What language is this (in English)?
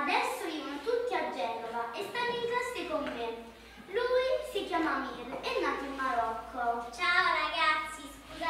Italian